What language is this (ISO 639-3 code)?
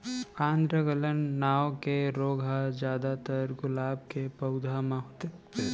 hne